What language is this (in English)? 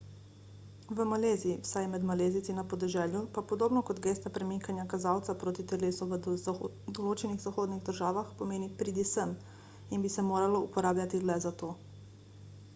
Slovenian